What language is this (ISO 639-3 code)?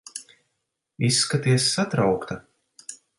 lav